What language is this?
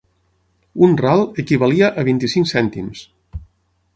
Catalan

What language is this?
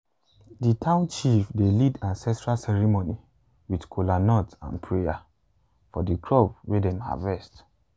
Nigerian Pidgin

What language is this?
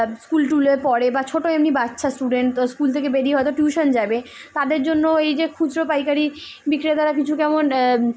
Bangla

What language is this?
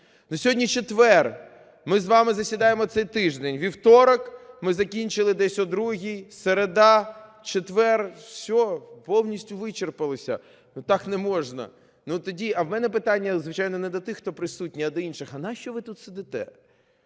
Ukrainian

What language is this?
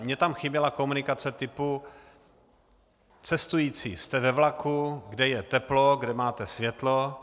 Czech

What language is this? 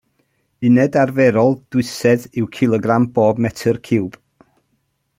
Welsh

